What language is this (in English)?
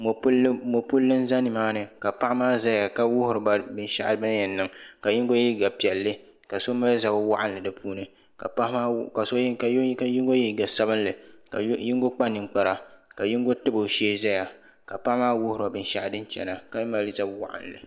Dagbani